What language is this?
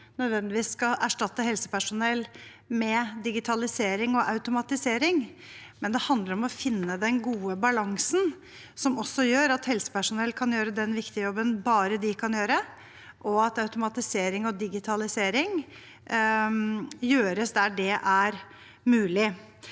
Norwegian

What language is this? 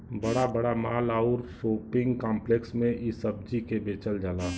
Bhojpuri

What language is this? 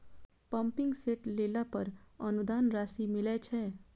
Maithili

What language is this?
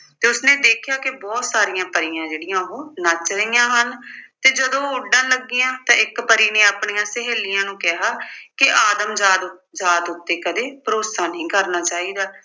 Punjabi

